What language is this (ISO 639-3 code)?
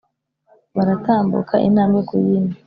kin